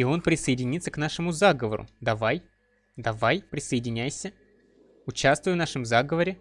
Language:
Russian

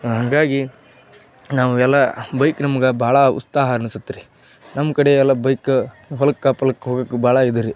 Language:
Kannada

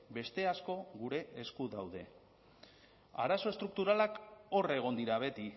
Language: Basque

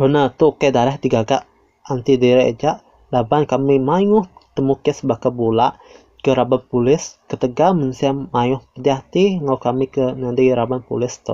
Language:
Malay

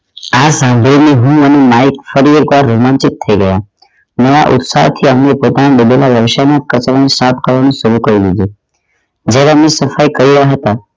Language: Gujarati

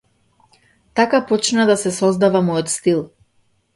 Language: Macedonian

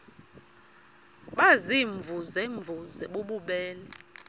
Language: Xhosa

